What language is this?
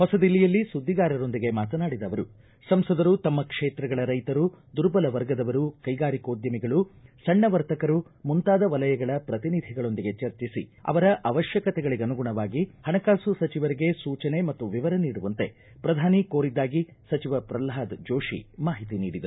Kannada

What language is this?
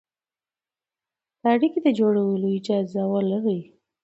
Pashto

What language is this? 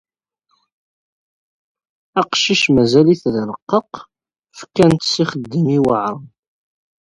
Kabyle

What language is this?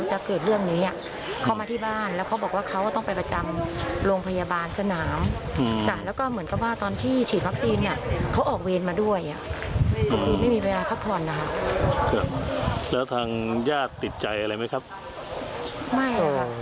Thai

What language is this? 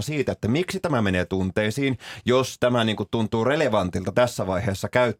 Finnish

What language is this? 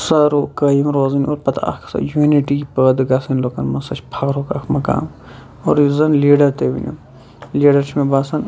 Kashmiri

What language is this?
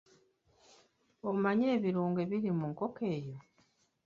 Ganda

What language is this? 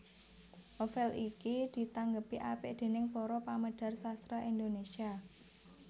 Javanese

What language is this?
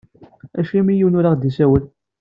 Kabyle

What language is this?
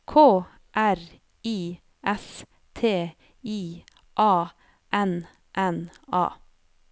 Norwegian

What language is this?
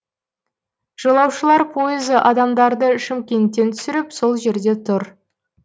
Kazakh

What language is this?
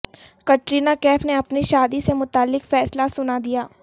Urdu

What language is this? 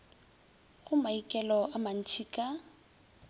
Northern Sotho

